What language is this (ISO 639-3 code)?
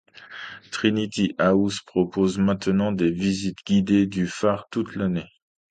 fra